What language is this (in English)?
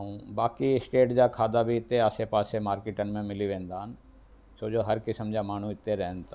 Sindhi